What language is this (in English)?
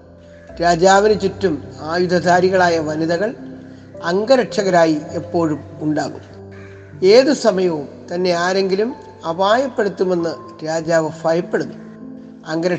Malayalam